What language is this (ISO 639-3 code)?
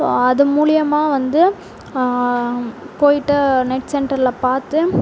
tam